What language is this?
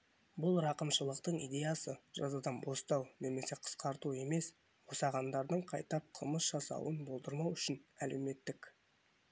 Kazakh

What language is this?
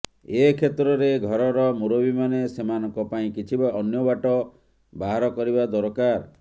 Odia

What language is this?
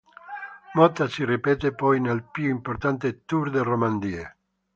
Italian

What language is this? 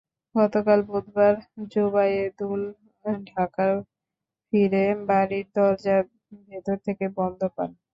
Bangla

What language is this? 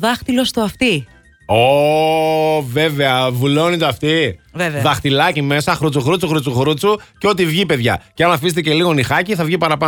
Greek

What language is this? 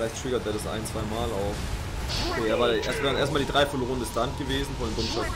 German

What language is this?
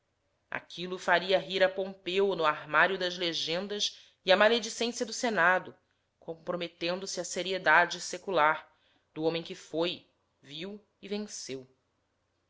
Portuguese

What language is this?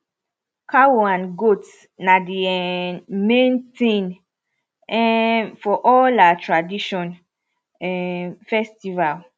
Nigerian Pidgin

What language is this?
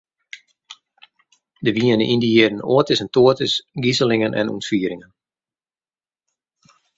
Western Frisian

